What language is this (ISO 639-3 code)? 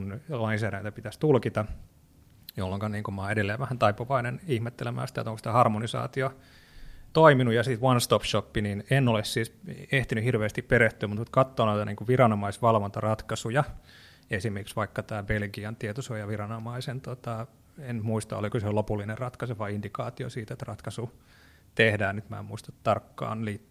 fin